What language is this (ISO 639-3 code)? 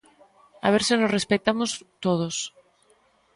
glg